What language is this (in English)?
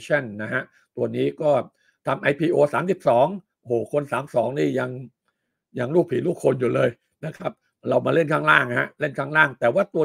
Thai